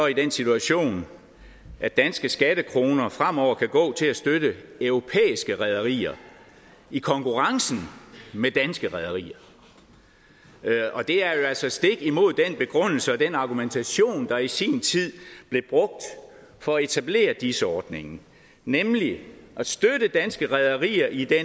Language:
Danish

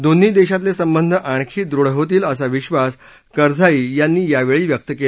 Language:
Marathi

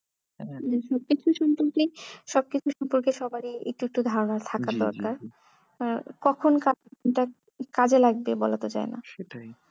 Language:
Bangla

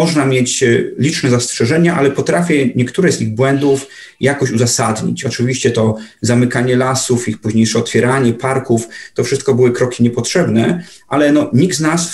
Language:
Polish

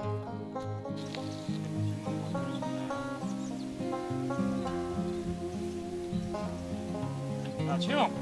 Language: Korean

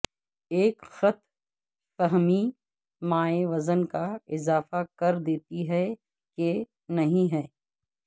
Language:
Urdu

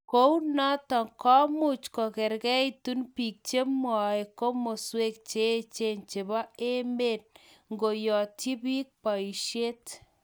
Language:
Kalenjin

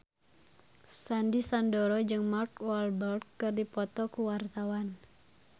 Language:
Sundanese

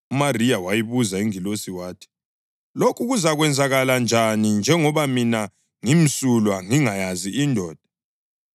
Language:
North Ndebele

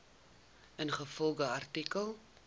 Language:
Afrikaans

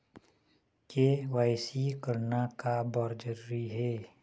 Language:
Chhattisgarhi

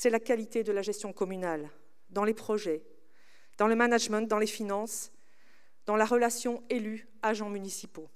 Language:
French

